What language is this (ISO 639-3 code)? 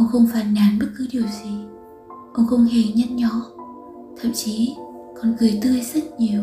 vie